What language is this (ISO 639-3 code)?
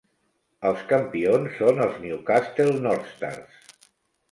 cat